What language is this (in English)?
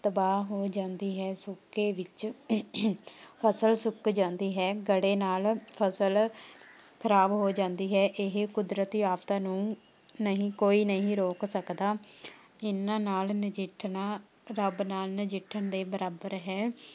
Punjabi